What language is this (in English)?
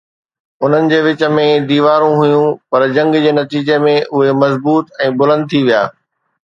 Sindhi